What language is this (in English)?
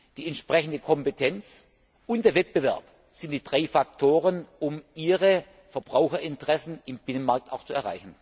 German